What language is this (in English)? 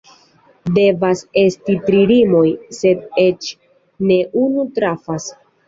Esperanto